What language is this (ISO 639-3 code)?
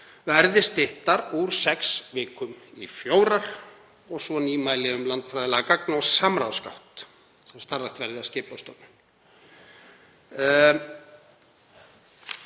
isl